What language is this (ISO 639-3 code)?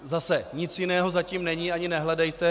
ces